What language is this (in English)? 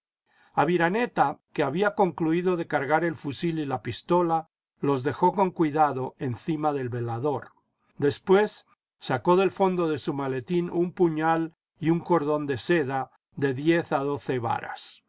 Spanish